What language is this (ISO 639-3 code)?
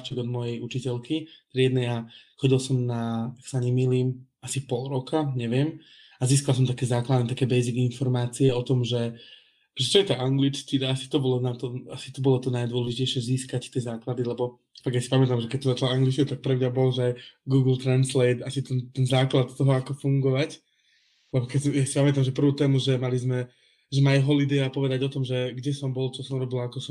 slk